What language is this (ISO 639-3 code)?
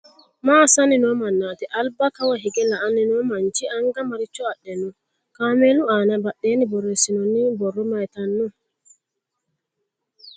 sid